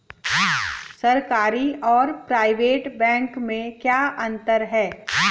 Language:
Hindi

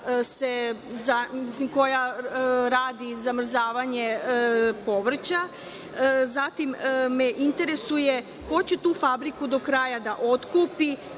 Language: Serbian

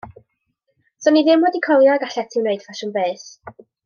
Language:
Welsh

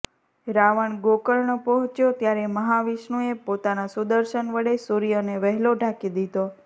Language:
Gujarati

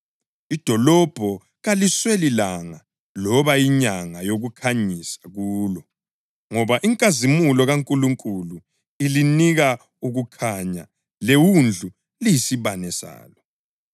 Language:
North Ndebele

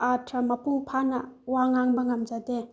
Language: Manipuri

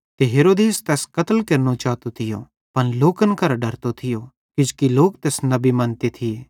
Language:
Bhadrawahi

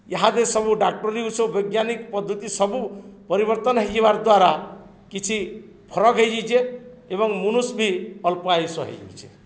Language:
Odia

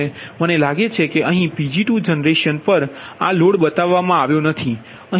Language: Gujarati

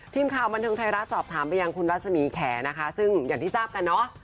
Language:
Thai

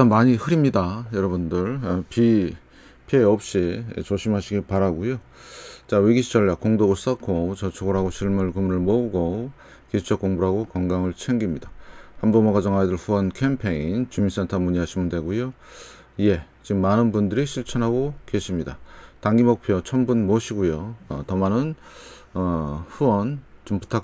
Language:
Korean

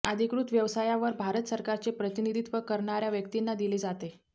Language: Marathi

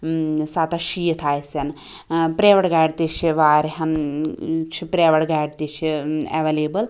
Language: Kashmiri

